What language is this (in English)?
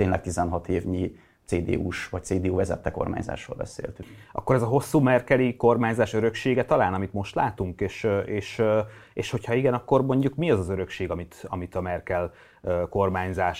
Hungarian